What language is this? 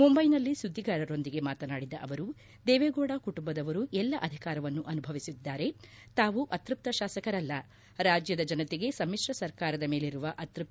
Kannada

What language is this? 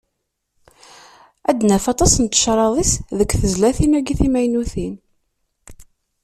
Kabyle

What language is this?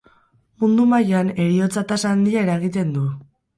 Basque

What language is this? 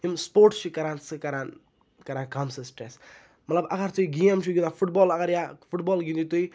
Kashmiri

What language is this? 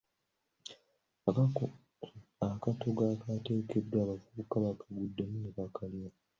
Ganda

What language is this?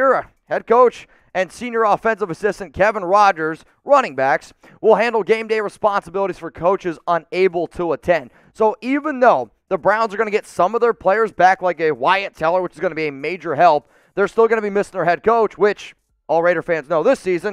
English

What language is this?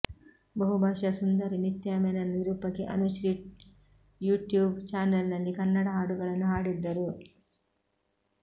Kannada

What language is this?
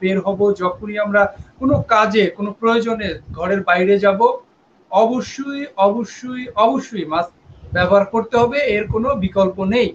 Hindi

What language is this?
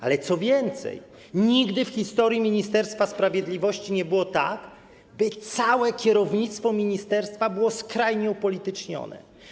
Polish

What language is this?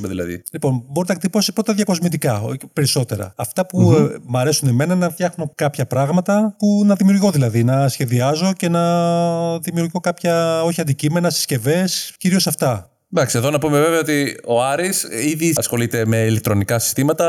Greek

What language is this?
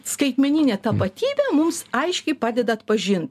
Lithuanian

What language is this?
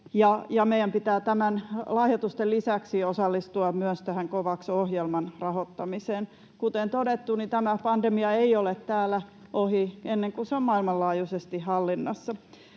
Finnish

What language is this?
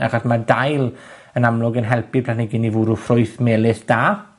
Welsh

